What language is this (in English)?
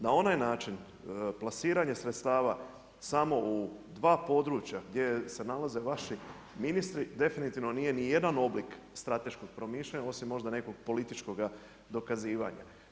Croatian